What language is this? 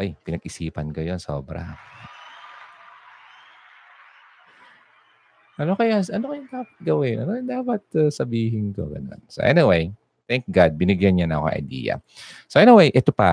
Filipino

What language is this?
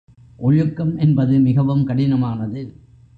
Tamil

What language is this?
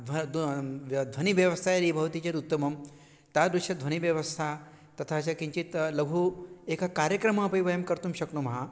Sanskrit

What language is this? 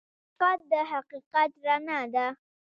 Pashto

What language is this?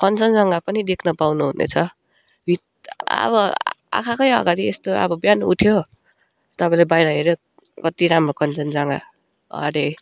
Nepali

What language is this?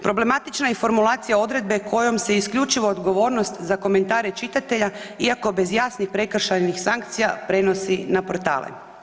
Croatian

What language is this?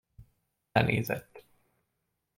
Hungarian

